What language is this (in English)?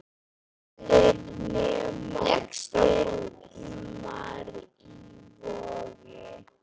Icelandic